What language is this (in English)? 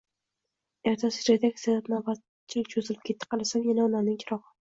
Uzbek